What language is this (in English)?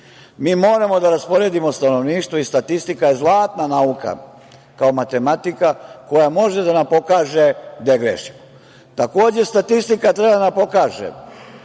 Serbian